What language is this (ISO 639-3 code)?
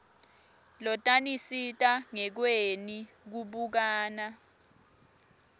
ssw